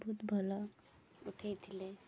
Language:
Odia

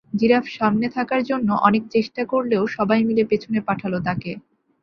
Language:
Bangla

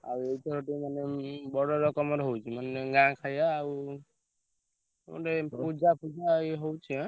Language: Odia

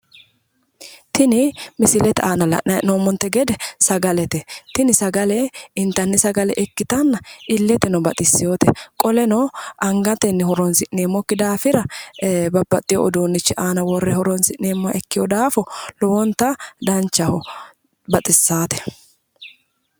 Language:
Sidamo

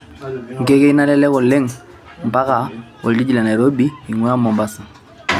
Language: Masai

